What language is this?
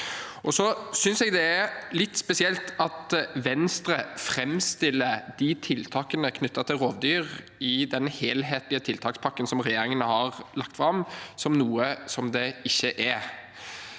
Norwegian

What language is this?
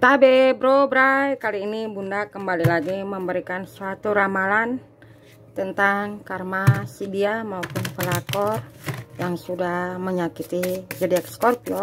Indonesian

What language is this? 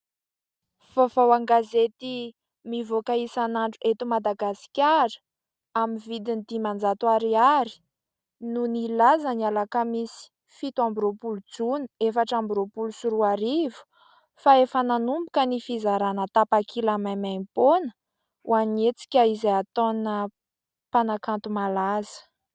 Malagasy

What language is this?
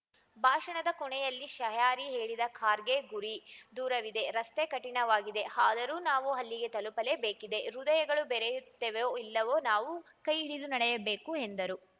Kannada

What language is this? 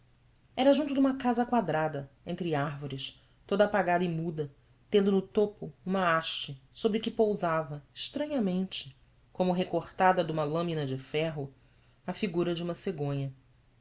Portuguese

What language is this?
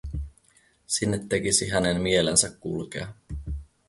Finnish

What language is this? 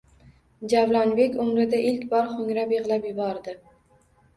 Uzbek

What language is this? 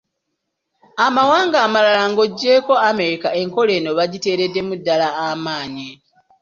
Ganda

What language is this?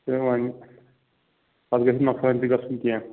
Kashmiri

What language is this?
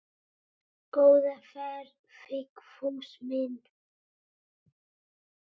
Icelandic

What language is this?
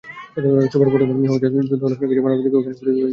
Bangla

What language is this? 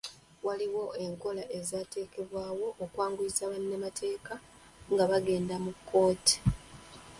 Ganda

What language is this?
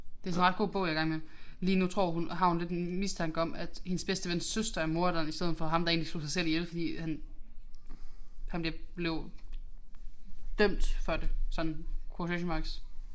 Danish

